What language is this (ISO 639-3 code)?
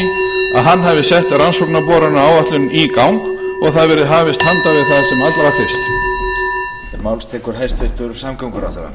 isl